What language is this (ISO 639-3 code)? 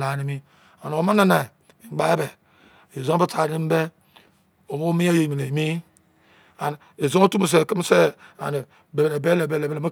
ijc